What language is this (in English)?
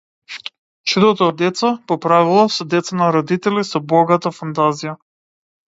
Macedonian